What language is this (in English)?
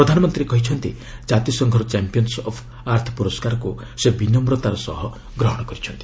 Odia